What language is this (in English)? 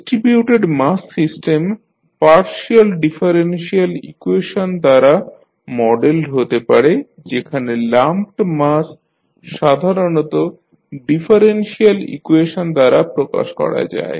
Bangla